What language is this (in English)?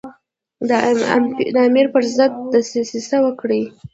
Pashto